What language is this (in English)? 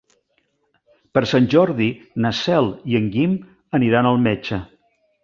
Catalan